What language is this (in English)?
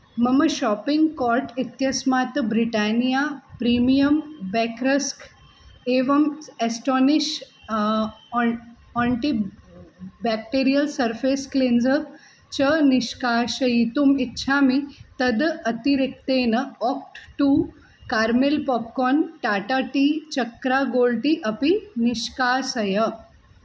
Sanskrit